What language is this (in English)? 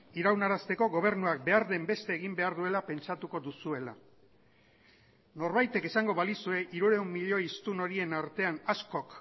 Basque